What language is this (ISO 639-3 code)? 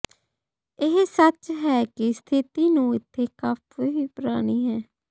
pan